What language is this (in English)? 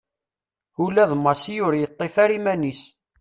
Kabyle